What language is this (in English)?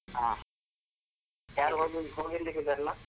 Kannada